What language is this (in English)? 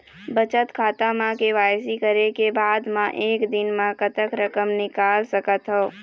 Chhattisgarhi